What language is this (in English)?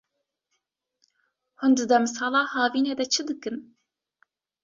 Kurdish